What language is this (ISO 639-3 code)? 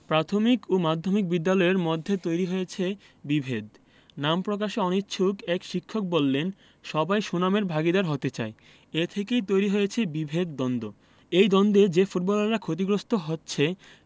ben